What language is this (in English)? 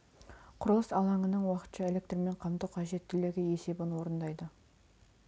Kazakh